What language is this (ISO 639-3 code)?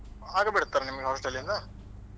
kan